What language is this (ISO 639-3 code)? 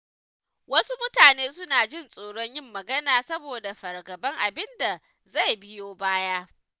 hau